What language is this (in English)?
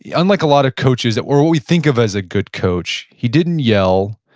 English